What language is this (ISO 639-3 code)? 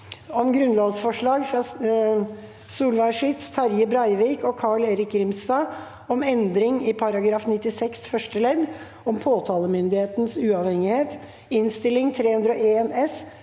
nor